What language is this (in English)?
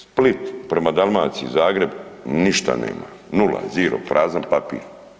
Croatian